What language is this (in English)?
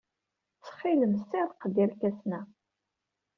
Kabyle